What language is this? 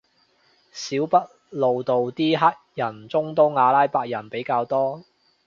Cantonese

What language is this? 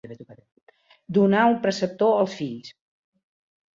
Catalan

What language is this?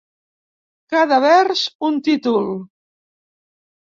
Catalan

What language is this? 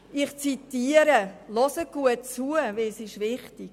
Swiss German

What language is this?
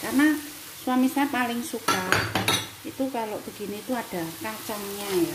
Indonesian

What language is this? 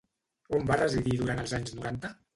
Catalan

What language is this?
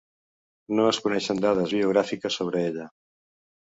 Catalan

